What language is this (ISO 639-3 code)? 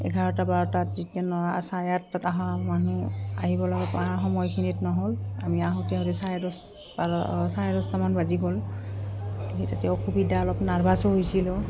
asm